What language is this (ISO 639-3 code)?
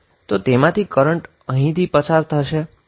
guj